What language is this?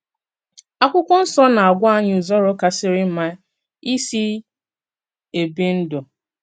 Igbo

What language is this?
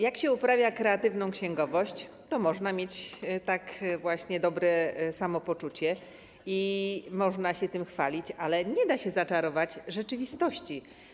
Polish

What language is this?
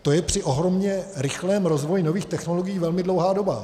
Czech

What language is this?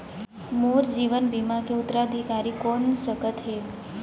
Chhattisgarhi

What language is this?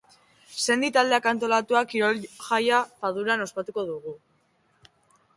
Basque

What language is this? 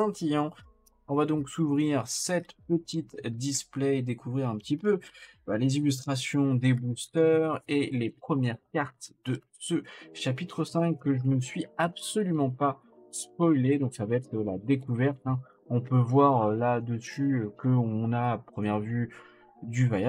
French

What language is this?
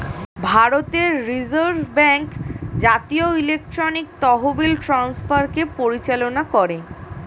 Bangla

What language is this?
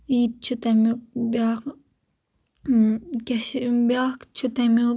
Kashmiri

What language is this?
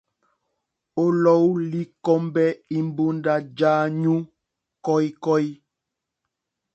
Mokpwe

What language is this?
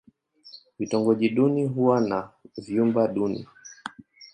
Swahili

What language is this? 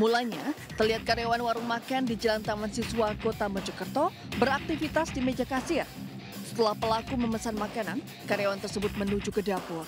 Indonesian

